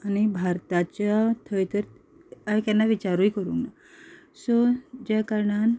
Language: Konkani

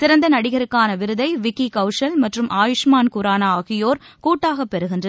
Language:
Tamil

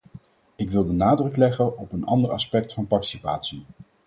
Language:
Dutch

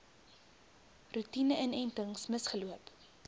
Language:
Afrikaans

